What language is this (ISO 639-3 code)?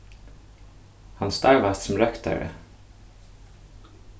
fao